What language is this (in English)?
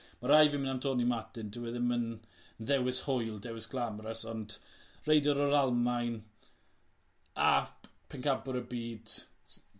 Welsh